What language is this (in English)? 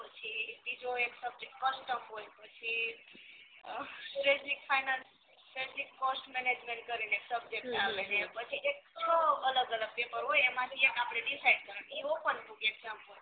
Gujarati